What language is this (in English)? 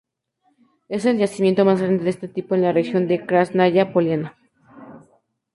Spanish